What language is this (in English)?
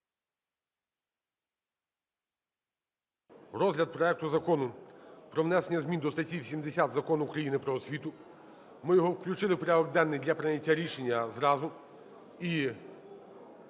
Ukrainian